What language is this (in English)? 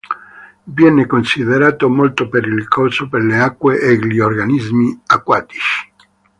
Italian